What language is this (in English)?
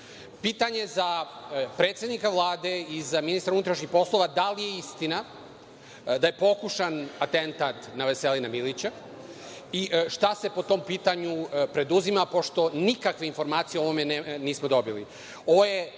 Serbian